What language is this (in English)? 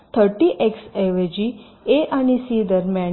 Marathi